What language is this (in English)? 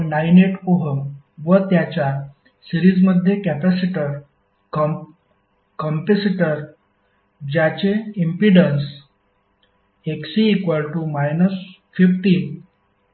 Marathi